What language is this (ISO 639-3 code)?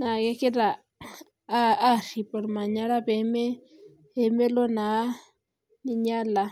mas